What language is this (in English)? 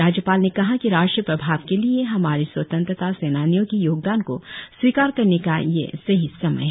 Hindi